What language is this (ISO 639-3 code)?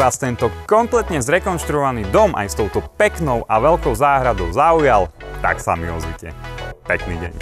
slk